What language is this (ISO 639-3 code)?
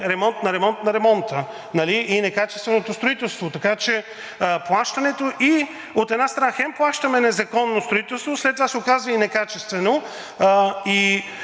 bul